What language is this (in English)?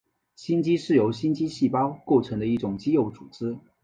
Chinese